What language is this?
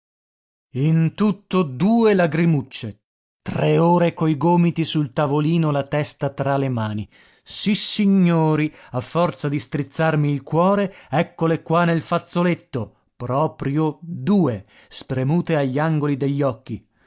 Italian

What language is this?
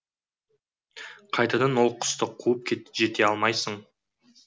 Kazakh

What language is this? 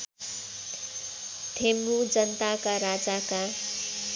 Nepali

